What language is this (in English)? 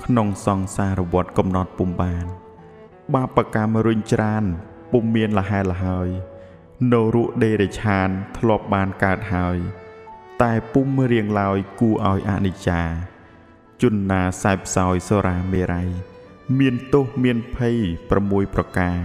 Thai